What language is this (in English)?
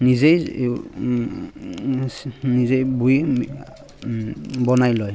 Assamese